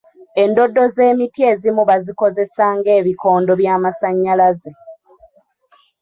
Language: Ganda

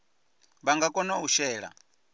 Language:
Venda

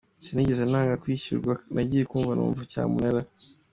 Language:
Kinyarwanda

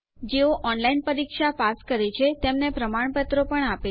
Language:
Gujarati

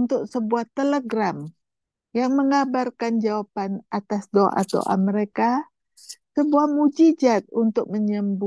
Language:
Indonesian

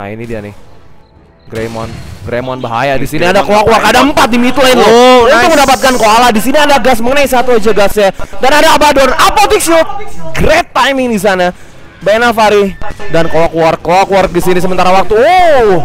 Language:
Indonesian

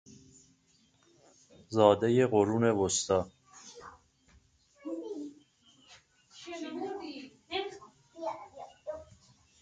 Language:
Persian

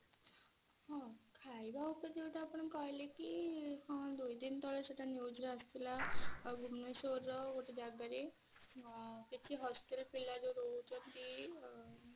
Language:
Odia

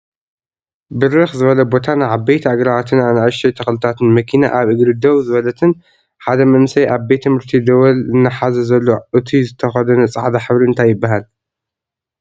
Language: Tigrinya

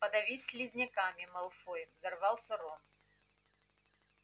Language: Russian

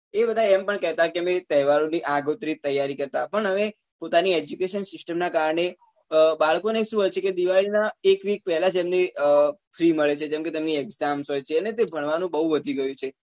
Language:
Gujarati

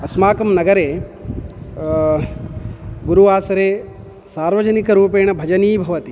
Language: Sanskrit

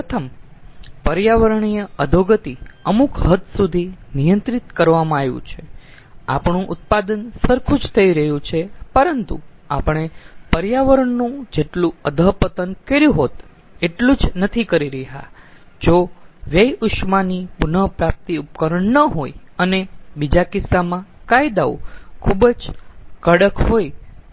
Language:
Gujarati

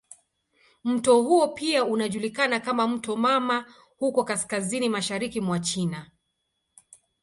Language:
Swahili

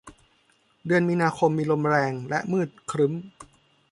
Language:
Thai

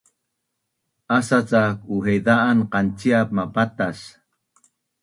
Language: Bunun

